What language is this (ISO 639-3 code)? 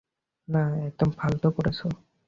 ben